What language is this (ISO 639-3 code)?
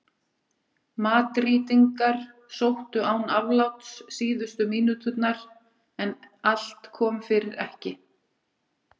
isl